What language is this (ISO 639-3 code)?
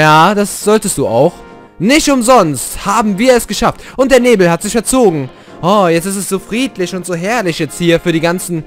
deu